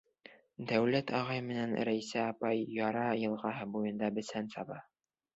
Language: Bashkir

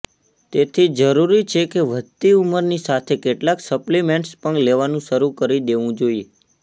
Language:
Gujarati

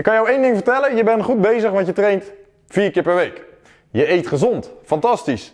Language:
Dutch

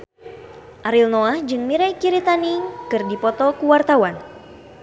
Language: Sundanese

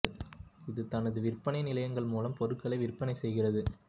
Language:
Tamil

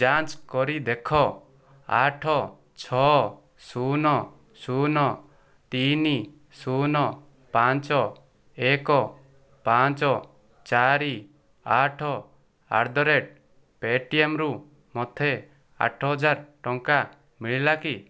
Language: Odia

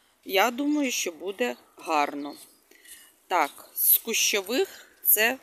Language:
Ukrainian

